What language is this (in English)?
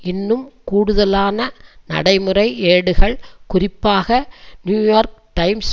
Tamil